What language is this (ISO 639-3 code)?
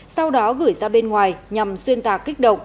vie